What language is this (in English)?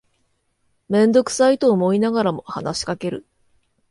Japanese